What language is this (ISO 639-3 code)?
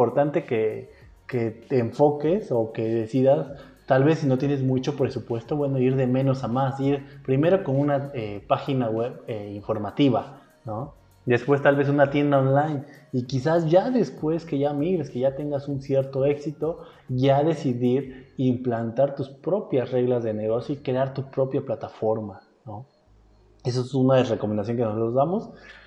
spa